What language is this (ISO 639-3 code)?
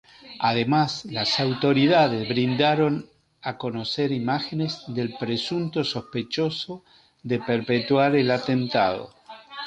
spa